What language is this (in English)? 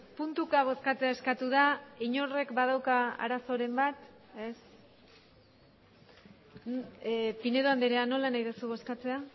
Basque